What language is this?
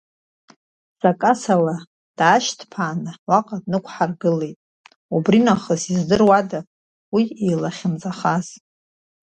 Abkhazian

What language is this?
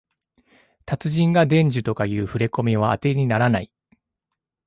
Japanese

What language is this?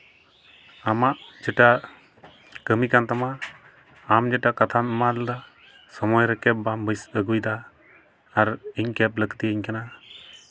Santali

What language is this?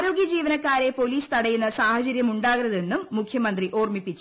Malayalam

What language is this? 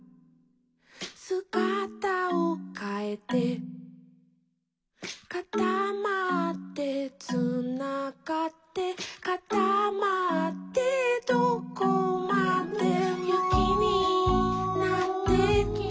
Japanese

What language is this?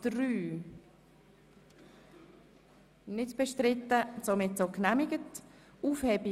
Swiss German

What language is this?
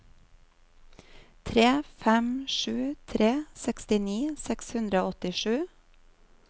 Norwegian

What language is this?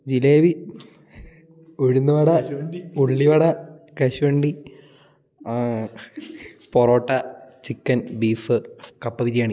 Malayalam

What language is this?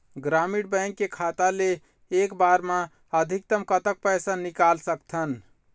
Chhattisgarhi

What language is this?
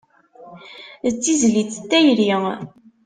Kabyle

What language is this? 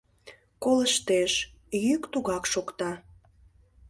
Mari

